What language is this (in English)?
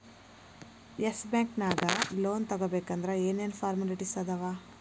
Kannada